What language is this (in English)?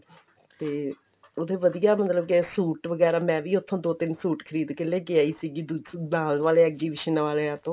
Punjabi